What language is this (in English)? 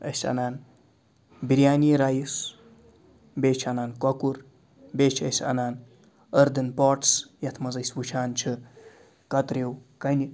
Kashmiri